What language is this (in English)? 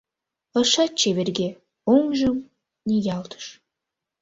Mari